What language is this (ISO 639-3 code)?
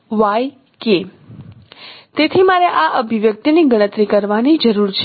guj